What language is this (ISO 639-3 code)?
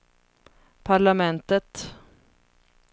swe